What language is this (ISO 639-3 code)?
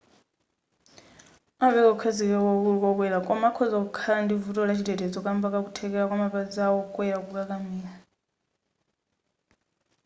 nya